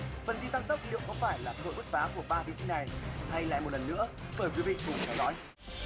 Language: Vietnamese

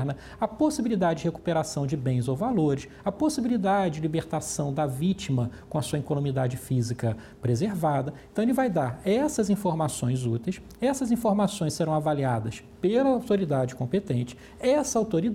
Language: Portuguese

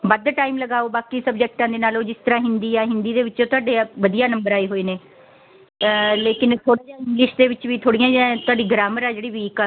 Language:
Punjabi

